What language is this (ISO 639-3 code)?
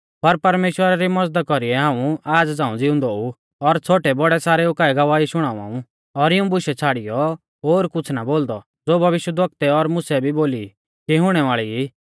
bfz